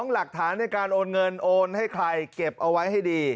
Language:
Thai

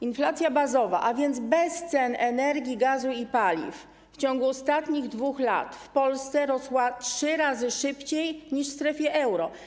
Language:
Polish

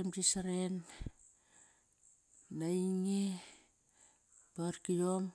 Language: Kairak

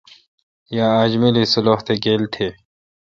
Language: Kalkoti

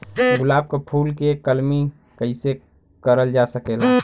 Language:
Bhojpuri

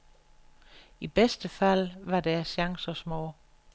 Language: Danish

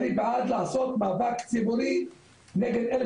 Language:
Hebrew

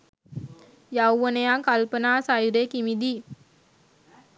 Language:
Sinhala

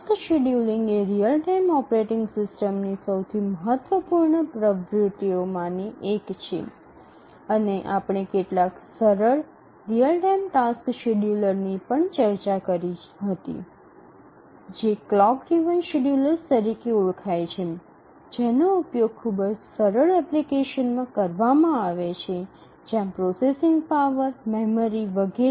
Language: Gujarati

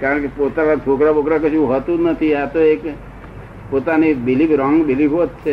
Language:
Gujarati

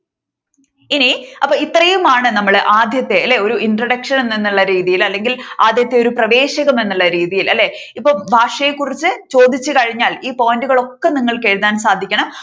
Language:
Malayalam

